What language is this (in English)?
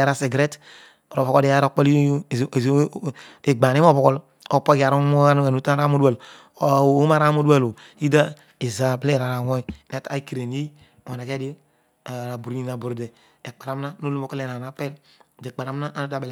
Odual